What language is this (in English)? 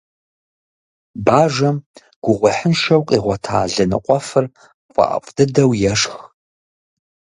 Kabardian